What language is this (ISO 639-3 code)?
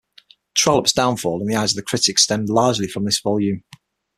eng